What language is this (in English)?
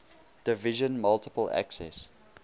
English